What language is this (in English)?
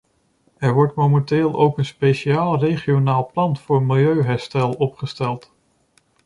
Dutch